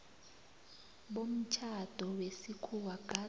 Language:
South Ndebele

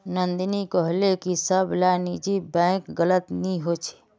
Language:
Magahi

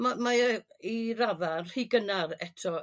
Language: Welsh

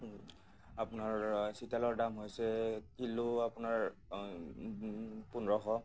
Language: Assamese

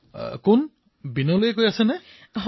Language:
Assamese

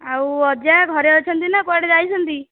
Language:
Odia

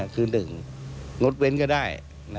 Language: Thai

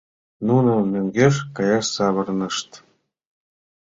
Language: Mari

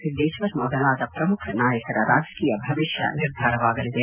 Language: Kannada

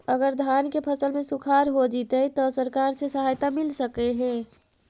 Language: Magahi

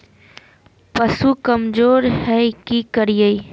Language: Magahi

